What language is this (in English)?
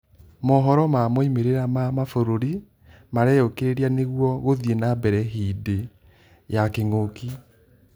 Kikuyu